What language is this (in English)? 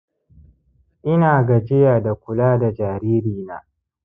Hausa